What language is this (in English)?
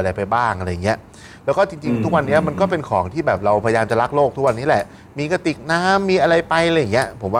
Thai